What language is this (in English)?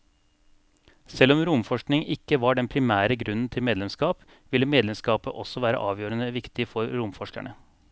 Norwegian